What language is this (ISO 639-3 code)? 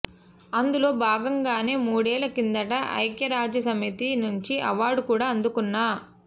tel